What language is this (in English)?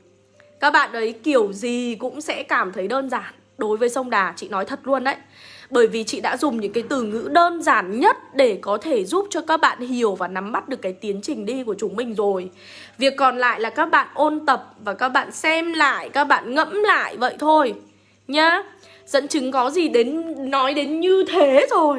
Vietnamese